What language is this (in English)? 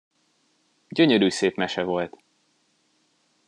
Hungarian